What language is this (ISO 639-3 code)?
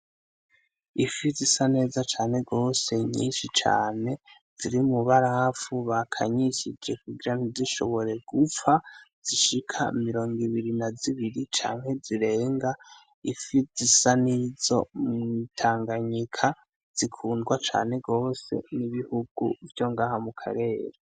run